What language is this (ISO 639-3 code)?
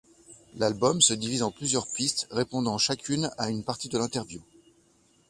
fra